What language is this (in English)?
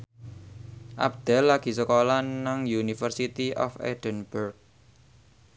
Javanese